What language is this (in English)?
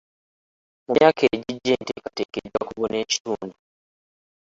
Ganda